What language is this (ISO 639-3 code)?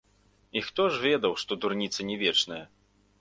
bel